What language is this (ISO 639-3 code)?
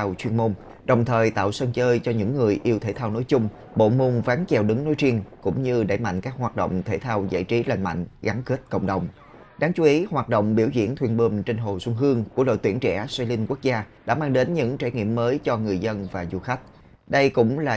vie